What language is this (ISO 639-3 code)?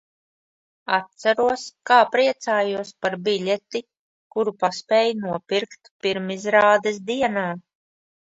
lav